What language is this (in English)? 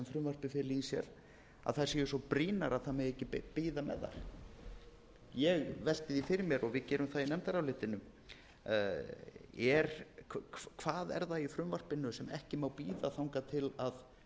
Icelandic